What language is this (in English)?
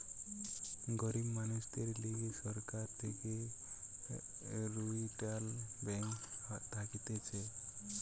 Bangla